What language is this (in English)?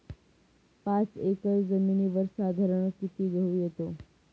Marathi